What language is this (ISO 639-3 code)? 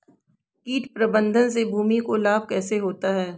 hin